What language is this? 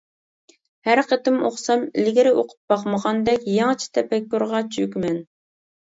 Uyghur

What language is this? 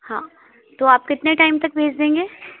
Hindi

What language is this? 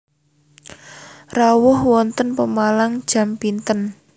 Javanese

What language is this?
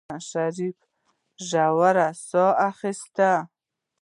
Pashto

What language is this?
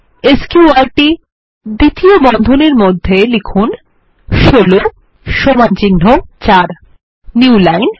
Bangla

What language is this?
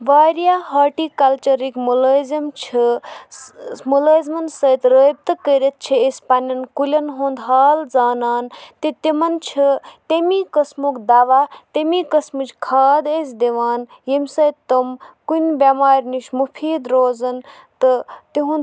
Kashmiri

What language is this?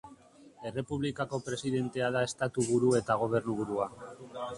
Basque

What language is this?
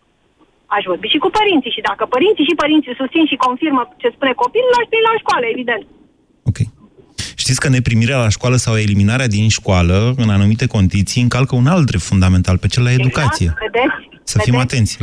Romanian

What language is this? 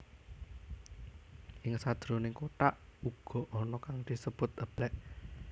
Javanese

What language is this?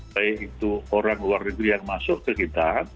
Indonesian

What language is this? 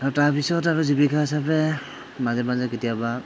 Assamese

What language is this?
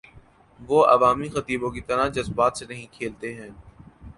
Urdu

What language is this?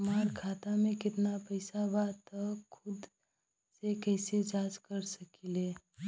Bhojpuri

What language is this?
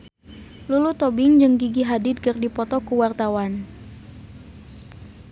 Sundanese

